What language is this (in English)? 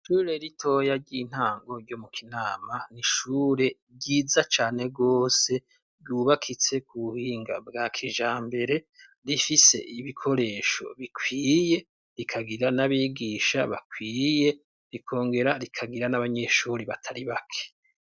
Rundi